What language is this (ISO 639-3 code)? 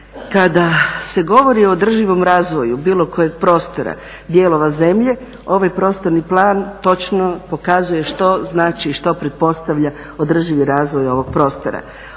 hrv